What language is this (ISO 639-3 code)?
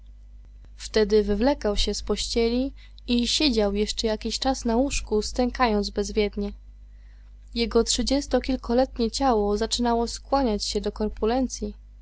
pol